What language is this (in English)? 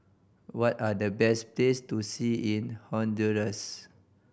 English